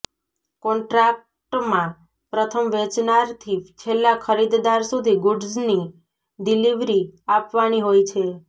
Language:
Gujarati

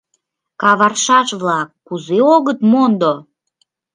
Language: Mari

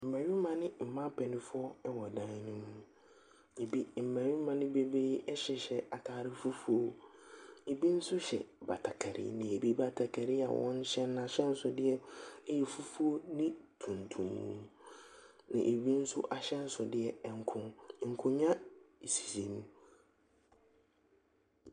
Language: Akan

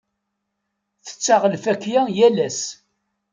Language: Kabyle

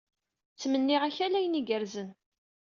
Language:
Kabyle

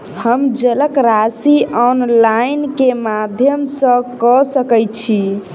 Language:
Maithili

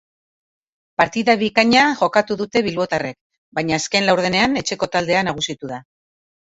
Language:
Basque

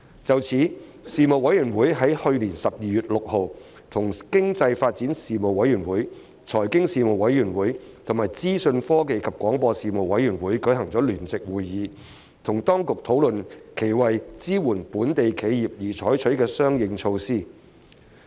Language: Cantonese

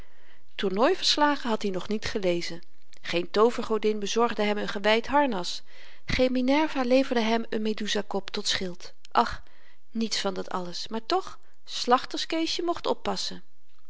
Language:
Dutch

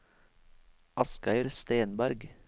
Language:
Norwegian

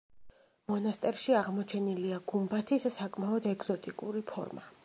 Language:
Georgian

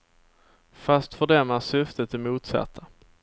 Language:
Swedish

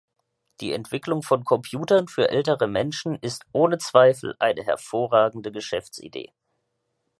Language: German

